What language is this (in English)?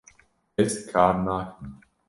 Kurdish